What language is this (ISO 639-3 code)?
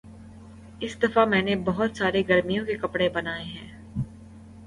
urd